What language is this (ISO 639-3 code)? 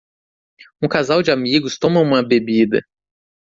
por